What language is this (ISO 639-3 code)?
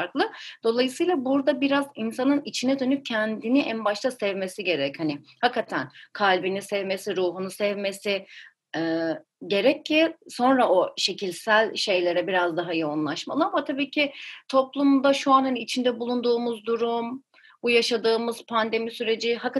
tur